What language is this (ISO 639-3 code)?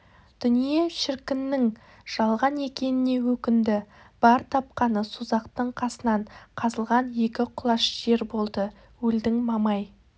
kaz